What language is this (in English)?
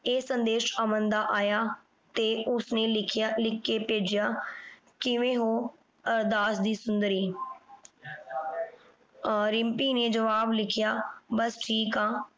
Punjabi